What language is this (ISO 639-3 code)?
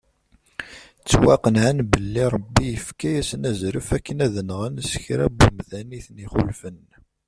kab